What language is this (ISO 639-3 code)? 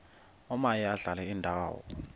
xho